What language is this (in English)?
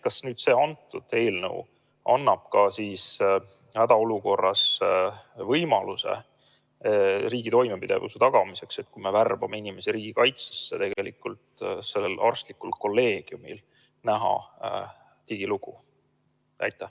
Estonian